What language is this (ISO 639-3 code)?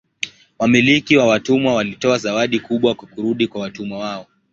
swa